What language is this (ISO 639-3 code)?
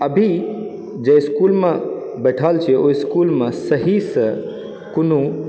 mai